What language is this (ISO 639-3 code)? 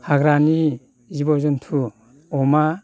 brx